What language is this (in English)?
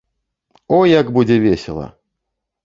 Belarusian